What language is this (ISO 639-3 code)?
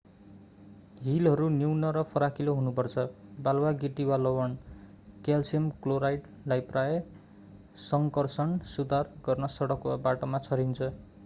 nep